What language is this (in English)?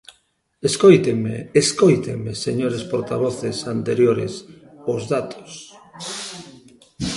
Galician